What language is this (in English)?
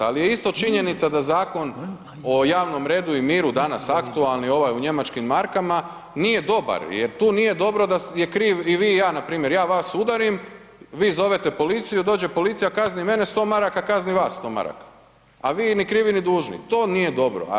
Croatian